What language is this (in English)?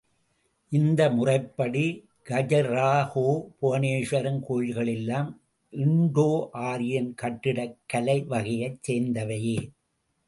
Tamil